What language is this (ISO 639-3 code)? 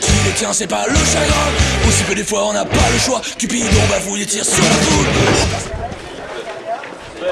fra